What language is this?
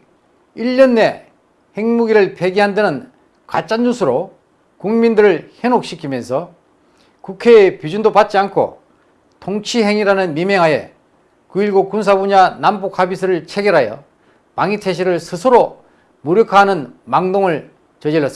Korean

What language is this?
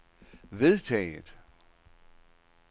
Danish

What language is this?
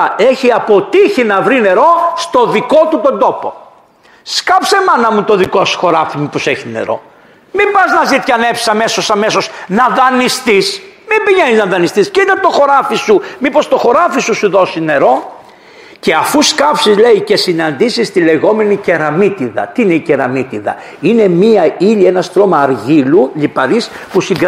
Greek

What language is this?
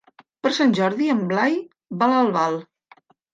Catalan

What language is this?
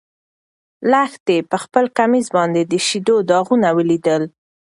Pashto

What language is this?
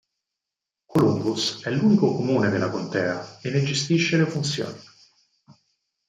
Italian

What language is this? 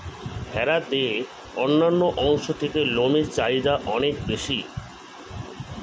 Bangla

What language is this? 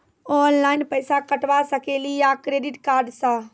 Maithili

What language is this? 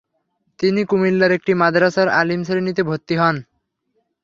Bangla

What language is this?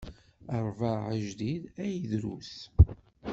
Kabyle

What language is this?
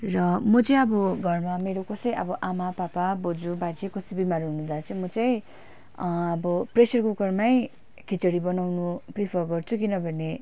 Nepali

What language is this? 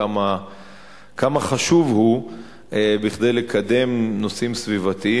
Hebrew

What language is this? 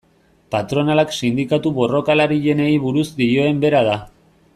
Basque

